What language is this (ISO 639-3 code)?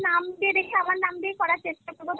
ben